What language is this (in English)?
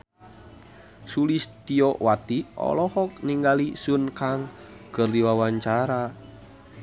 Sundanese